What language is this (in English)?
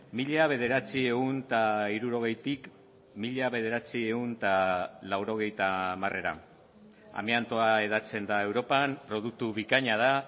Basque